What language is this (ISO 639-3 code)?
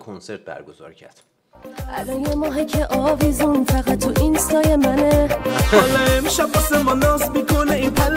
fas